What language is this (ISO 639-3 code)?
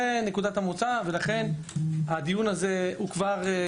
heb